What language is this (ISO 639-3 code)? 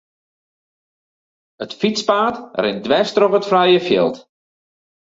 fry